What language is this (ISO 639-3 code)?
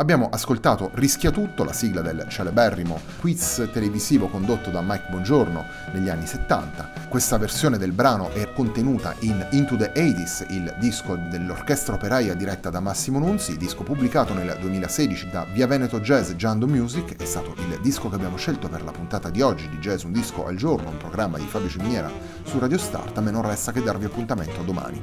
ita